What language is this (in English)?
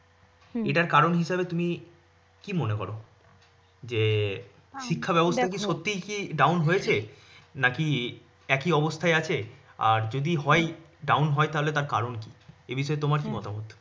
Bangla